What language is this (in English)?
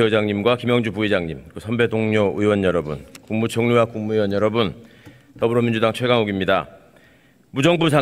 Korean